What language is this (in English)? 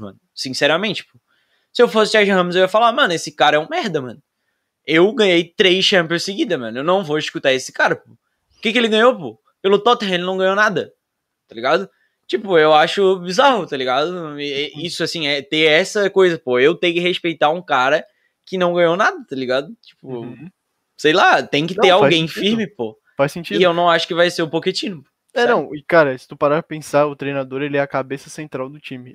Portuguese